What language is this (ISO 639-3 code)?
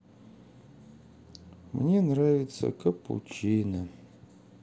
rus